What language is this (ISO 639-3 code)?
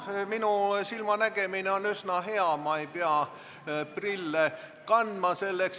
est